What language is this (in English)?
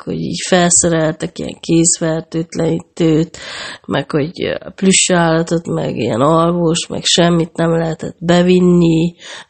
Hungarian